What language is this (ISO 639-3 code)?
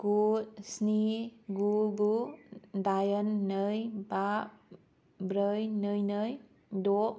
brx